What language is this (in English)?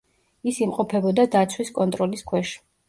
Georgian